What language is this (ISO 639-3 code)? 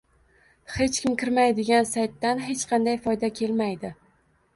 uzb